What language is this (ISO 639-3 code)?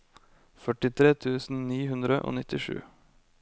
nor